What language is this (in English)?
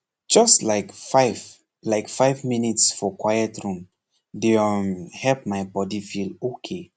Nigerian Pidgin